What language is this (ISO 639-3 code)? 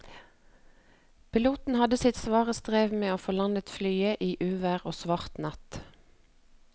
nor